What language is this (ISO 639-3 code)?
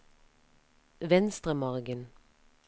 nor